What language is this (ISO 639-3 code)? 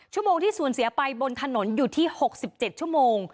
tha